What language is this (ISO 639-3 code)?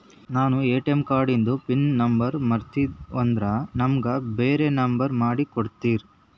kan